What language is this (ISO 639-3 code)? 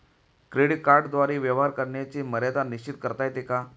mar